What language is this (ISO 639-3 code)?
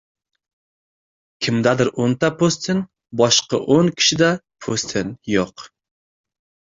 uzb